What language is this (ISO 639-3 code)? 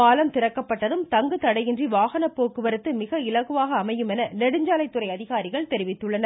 tam